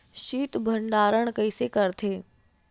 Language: Chhattisgarhi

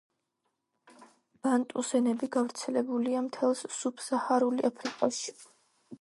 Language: Georgian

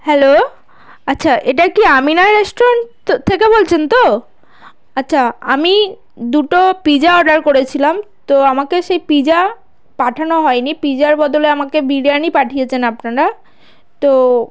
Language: Bangla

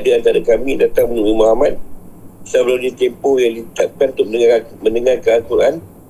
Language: Malay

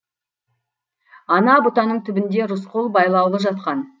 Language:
Kazakh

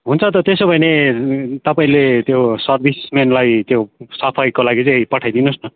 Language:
Nepali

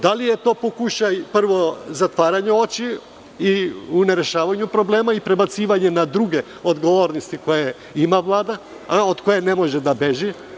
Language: Serbian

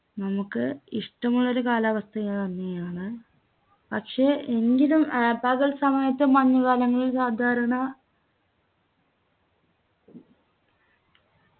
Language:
Malayalam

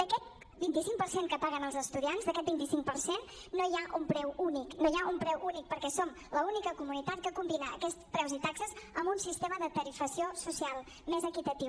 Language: Catalan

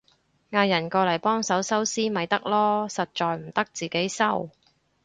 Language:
Cantonese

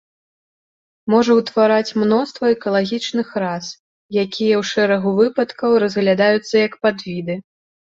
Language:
Belarusian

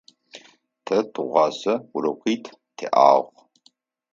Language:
Adyghe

